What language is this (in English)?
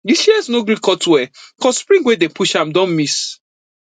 Nigerian Pidgin